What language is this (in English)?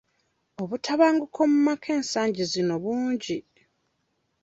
Ganda